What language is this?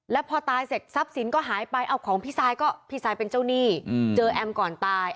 Thai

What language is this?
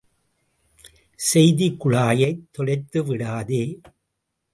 Tamil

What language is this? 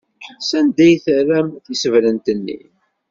Kabyle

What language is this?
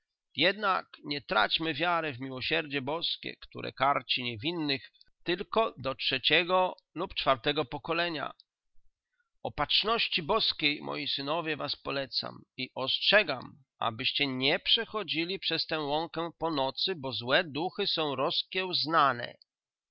Polish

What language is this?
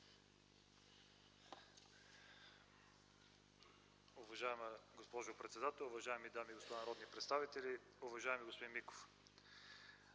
Bulgarian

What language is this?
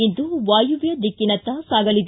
Kannada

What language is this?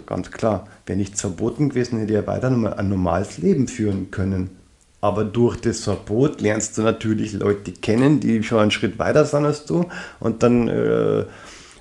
German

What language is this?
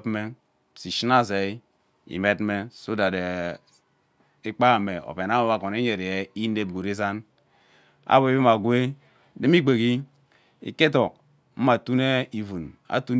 Ubaghara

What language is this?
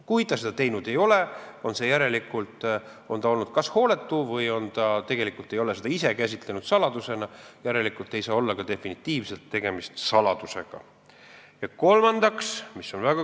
Estonian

